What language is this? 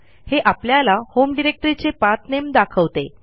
Marathi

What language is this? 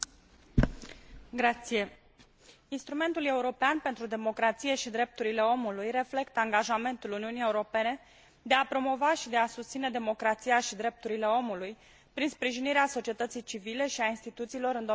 Romanian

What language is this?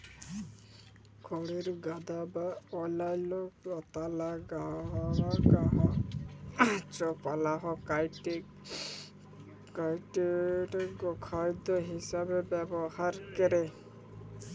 Bangla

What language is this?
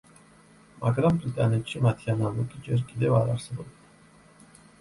Georgian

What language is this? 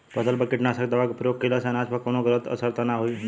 Bhojpuri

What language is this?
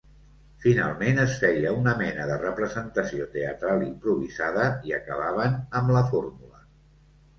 Catalan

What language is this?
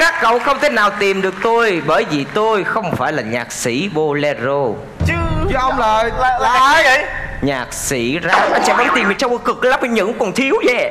Vietnamese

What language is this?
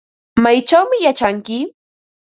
Ambo-Pasco Quechua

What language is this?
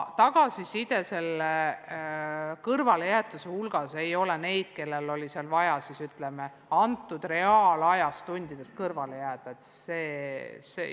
Estonian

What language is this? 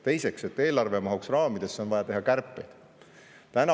Estonian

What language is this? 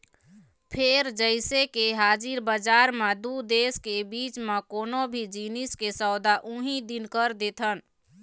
Chhattisgarhi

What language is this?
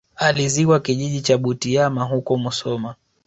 Swahili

